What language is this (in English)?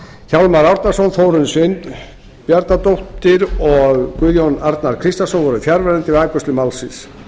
Icelandic